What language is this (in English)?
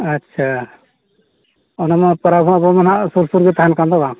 Santali